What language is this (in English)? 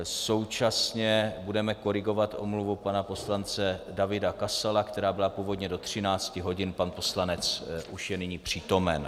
Czech